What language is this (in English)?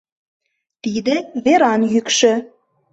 Mari